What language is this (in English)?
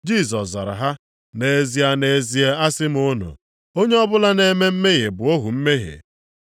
Igbo